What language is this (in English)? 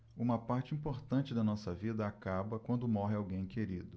Portuguese